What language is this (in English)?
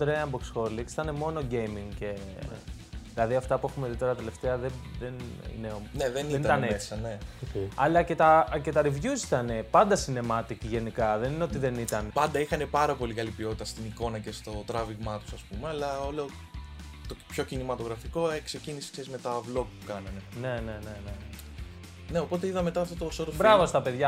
Greek